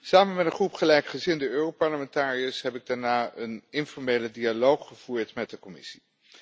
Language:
Dutch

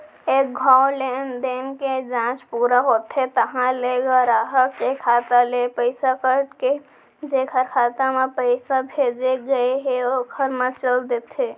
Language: Chhattisgarhi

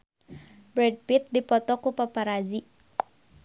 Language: Sundanese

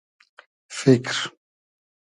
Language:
Hazaragi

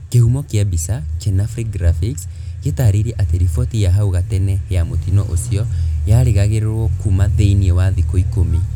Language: Kikuyu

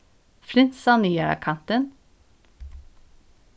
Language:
Faroese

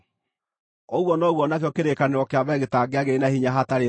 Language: Kikuyu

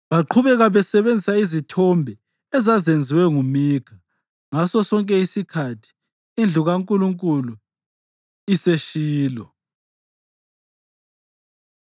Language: North Ndebele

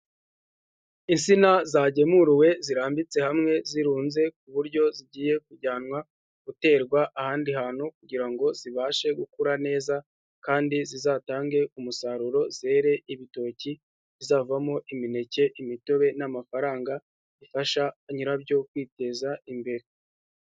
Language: Kinyarwanda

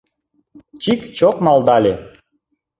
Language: Mari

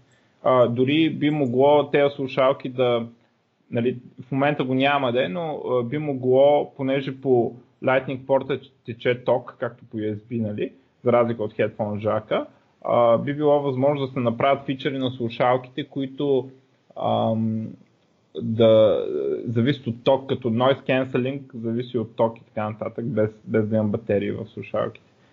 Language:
Bulgarian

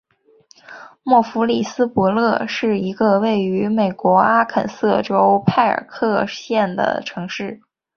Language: Chinese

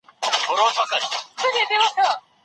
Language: Pashto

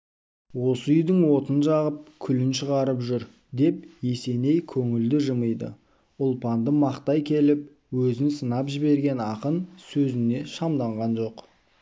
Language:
Kazakh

